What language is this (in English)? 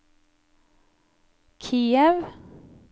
Norwegian